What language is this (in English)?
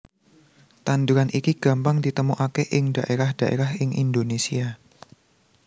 Javanese